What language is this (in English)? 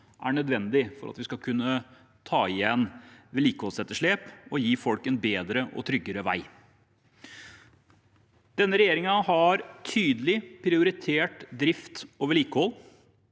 Norwegian